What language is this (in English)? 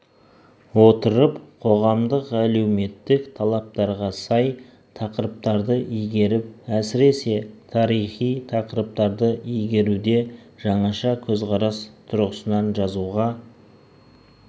Kazakh